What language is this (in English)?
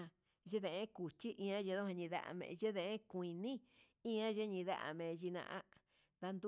Huitepec Mixtec